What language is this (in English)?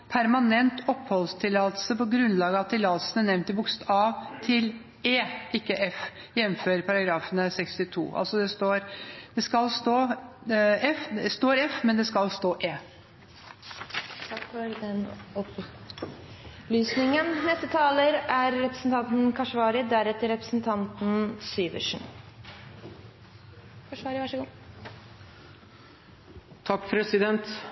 Norwegian